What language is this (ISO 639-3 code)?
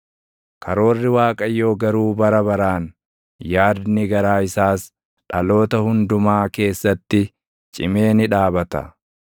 orm